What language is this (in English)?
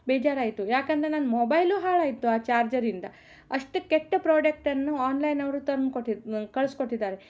Kannada